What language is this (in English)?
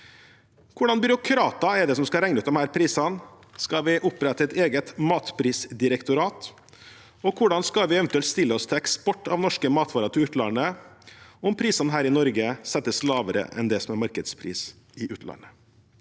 Norwegian